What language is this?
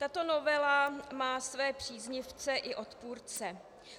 Czech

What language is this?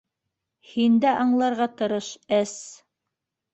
Bashkir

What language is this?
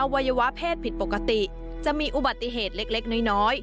Thai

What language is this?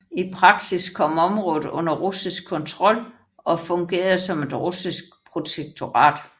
Danish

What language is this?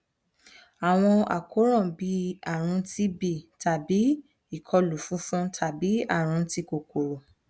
Yoruba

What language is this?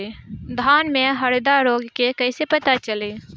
Bhojpuri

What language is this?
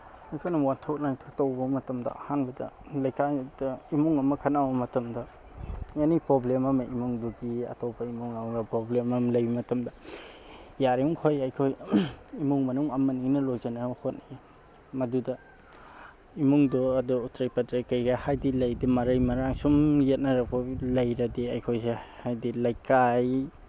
Manipuri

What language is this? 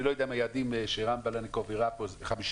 Hebrew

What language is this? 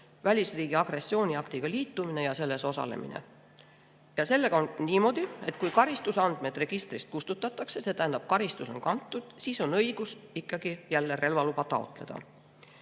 Estonian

